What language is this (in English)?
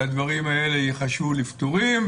Hebrew